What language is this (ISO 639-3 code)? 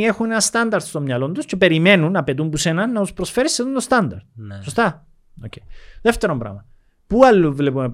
ell